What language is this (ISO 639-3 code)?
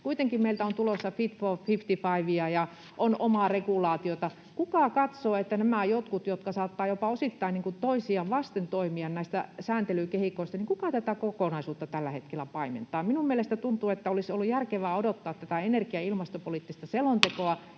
fin